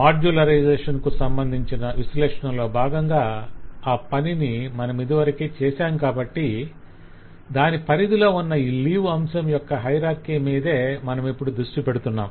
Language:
Telugu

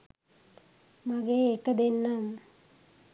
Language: Sinhala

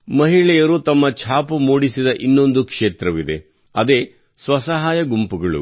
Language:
Kannada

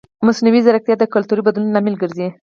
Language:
Pashto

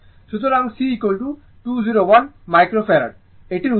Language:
Bangla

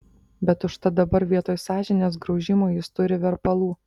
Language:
Lithuanian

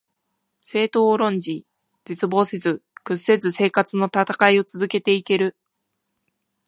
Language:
Japanese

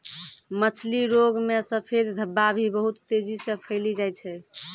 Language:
Maithili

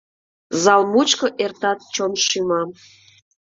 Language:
Mari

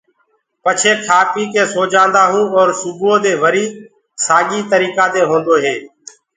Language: Gurgula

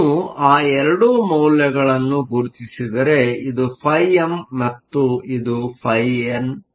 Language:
Kannada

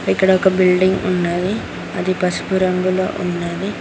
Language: Telugu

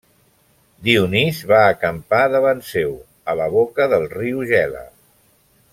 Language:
Catalan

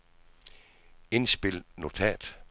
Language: Danish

